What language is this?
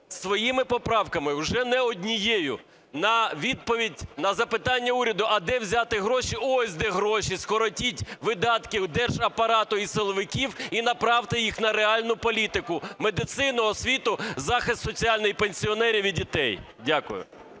Ukrainian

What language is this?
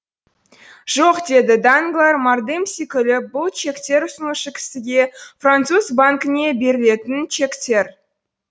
Kazakh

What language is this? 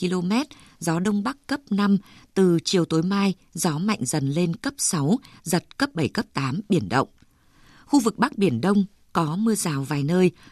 Vietnamese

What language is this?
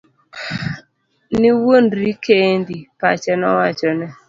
Luo (Kenya and Tanzania)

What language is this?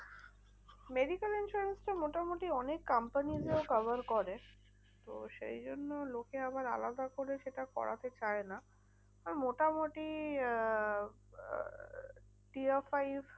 Bangla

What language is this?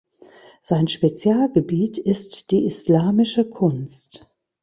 German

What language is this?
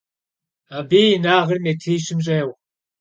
Kabardian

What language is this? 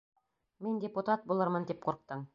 Bashkir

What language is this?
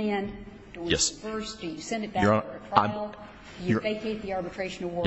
English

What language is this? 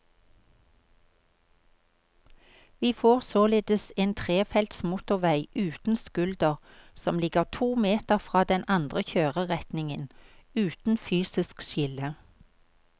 Norwegian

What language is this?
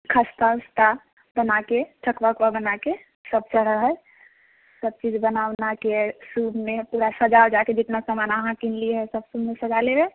Maithili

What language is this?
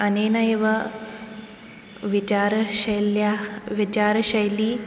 Sanskrit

